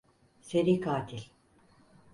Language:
Turkish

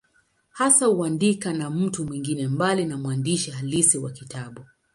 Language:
Swahili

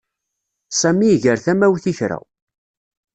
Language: Kabyle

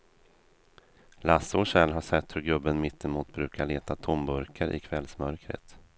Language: Swedish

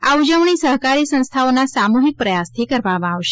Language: Gujarati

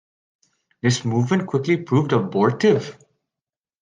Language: English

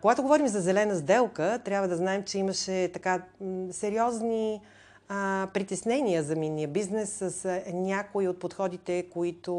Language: Bulgarian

